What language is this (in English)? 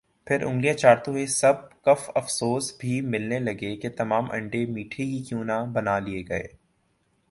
Urdu